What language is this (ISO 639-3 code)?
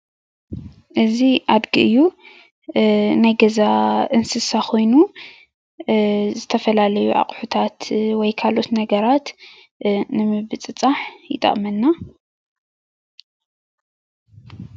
tir